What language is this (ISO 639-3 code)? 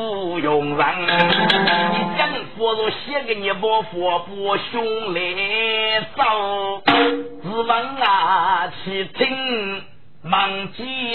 zho